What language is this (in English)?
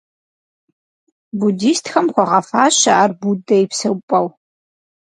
Kabardian